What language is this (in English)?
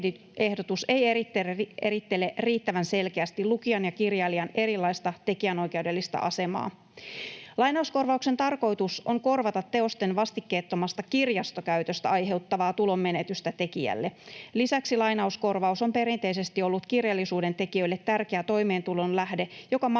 Finnish